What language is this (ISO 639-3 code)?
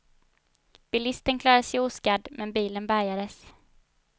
swe